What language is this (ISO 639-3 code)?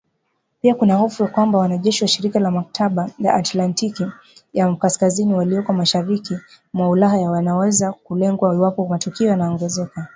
swa